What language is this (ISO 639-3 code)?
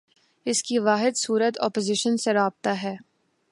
urd